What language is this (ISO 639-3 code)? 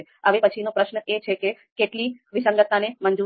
guj